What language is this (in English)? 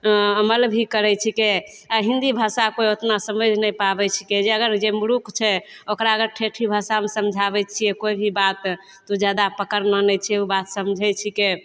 Maithili